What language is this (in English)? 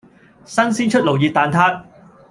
Cantonese